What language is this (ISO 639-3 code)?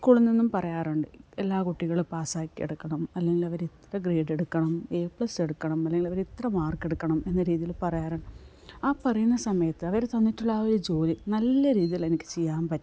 mal